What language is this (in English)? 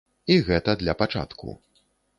Belarusian